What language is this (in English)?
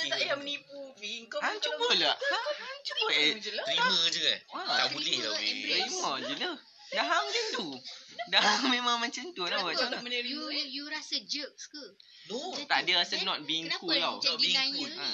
Malay